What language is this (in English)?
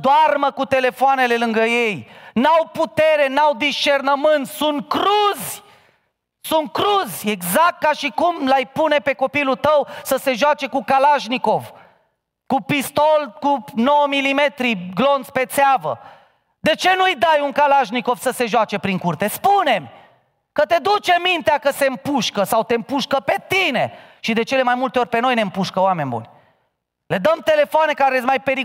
Romanian